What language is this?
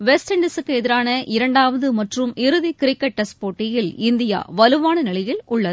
Tamil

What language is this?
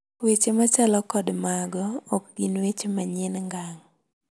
Luo (Kenya and Tanzania)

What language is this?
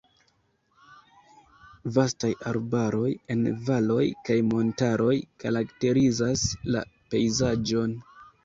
Esperanto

